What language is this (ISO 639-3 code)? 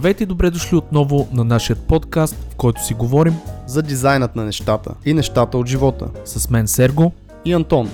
bul